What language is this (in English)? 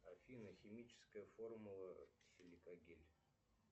Russian